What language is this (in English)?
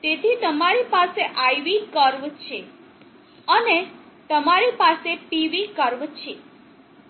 Gujarati